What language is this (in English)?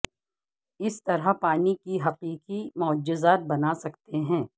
Urdu